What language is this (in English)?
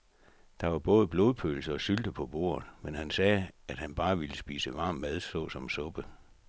Danish